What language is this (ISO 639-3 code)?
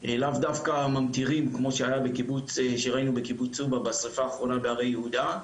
heb